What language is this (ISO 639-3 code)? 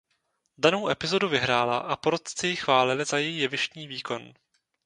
ces